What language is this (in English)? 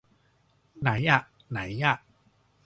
Thai